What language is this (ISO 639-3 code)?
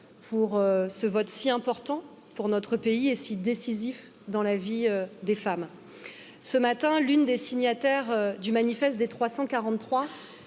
fra